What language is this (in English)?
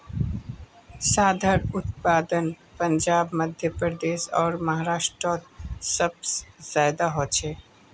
Magahi